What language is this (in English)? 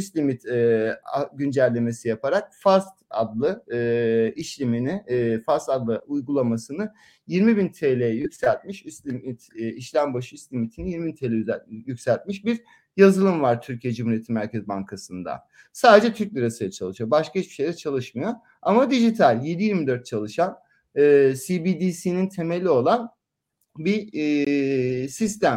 Turkish